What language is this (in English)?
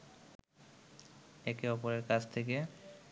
Bangla